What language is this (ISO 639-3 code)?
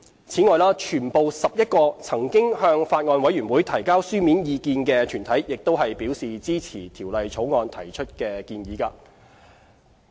yue